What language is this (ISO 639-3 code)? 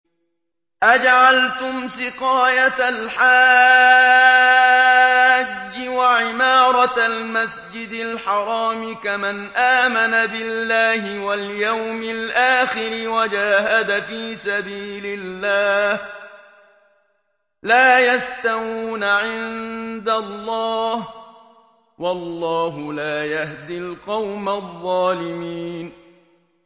ara